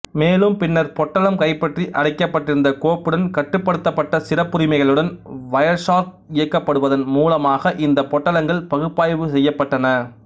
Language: Tamil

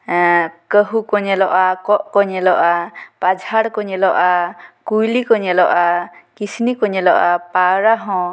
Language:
Santali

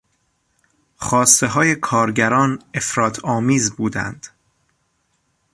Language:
Persian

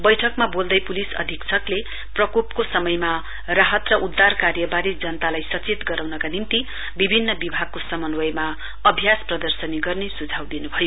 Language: Nepali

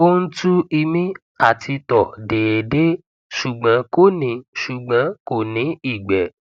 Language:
Yoruba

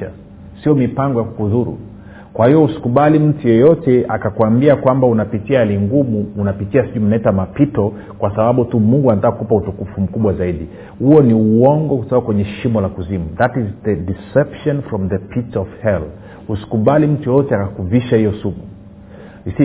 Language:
Swahili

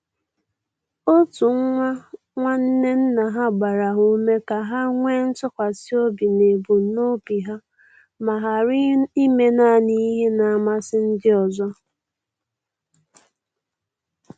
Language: Igbo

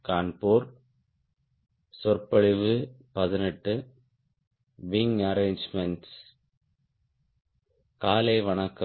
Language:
Tamil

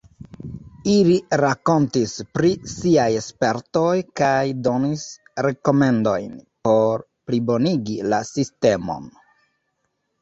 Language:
Esperanto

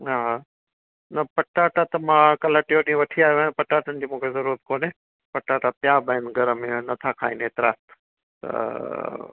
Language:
Sindhi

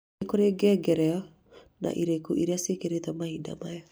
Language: Kikuyu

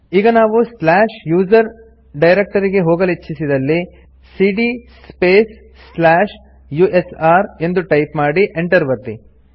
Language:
Kannada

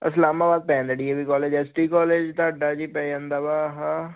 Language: Punjabi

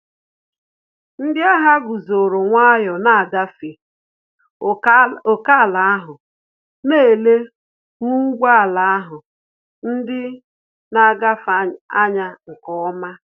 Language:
Igbo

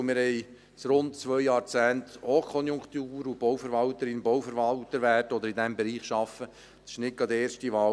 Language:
Swiss German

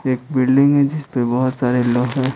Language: Hindi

